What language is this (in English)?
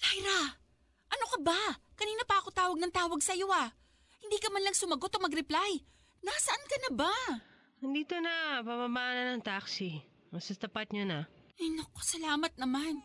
Filipino